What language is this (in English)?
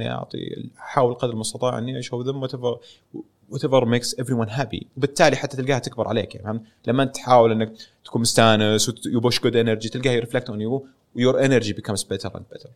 Arabic